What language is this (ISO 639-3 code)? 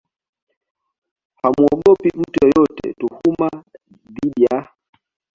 swa